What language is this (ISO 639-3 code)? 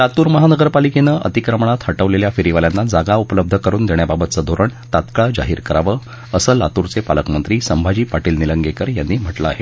mar